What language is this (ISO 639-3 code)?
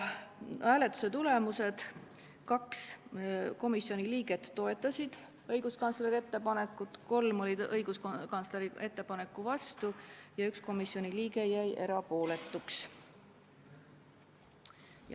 est